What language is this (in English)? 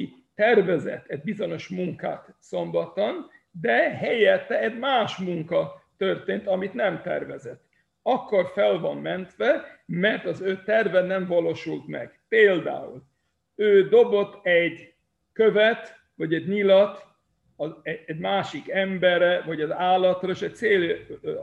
Hungarian